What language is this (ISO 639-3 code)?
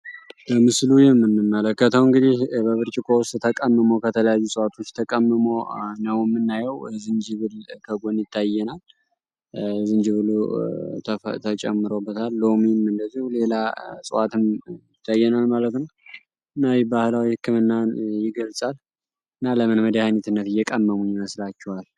amh